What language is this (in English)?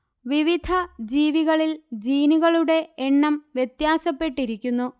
Malayalam